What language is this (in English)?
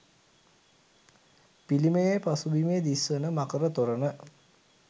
Sinhala